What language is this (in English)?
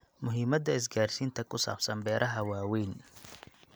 Somali